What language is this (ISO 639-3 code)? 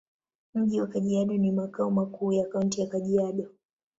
swa